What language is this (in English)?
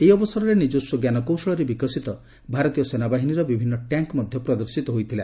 Odia